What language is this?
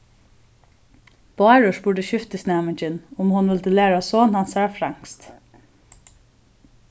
Faroese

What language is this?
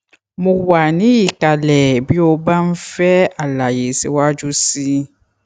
Yoruba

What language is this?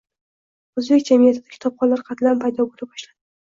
Uzbek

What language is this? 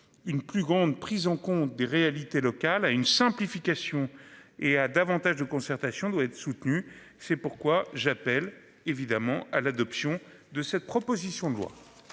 French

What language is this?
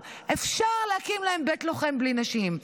Hebrew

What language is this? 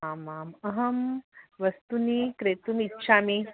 Sanskrit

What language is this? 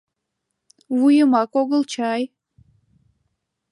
Mari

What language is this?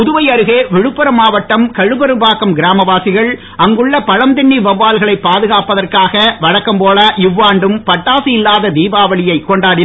Tamil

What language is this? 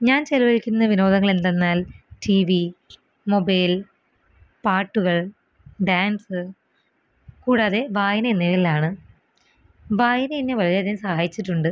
Malayalam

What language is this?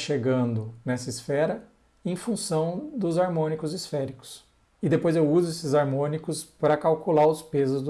Portuguese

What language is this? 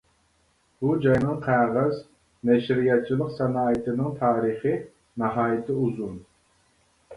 Uyghur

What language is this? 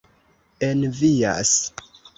Esperanto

